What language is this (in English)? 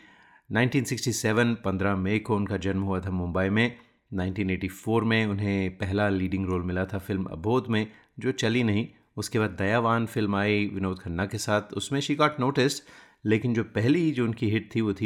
Hindi